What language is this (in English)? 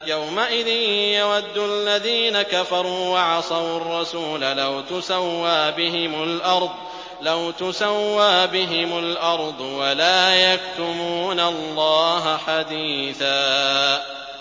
Arabic